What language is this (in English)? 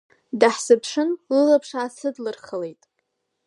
Abkhazian